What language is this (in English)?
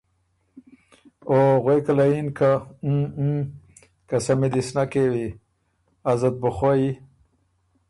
Ormuri